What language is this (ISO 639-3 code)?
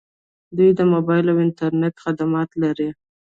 pus